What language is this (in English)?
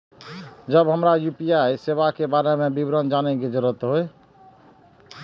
Maithili